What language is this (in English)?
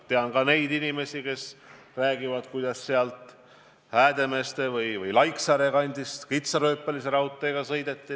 Estonian